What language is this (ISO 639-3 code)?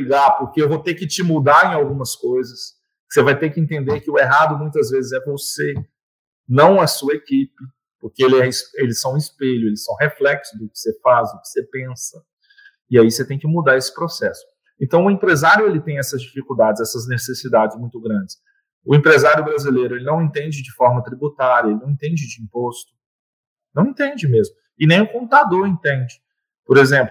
por